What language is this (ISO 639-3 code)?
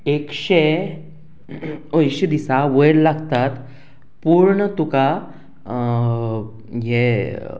kok